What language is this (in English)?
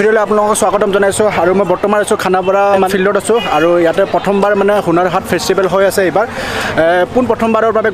Indonesian